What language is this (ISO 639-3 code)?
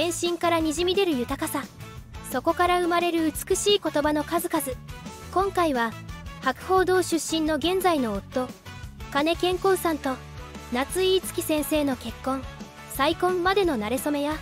jpn